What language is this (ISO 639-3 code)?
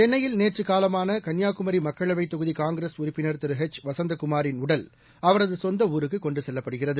tam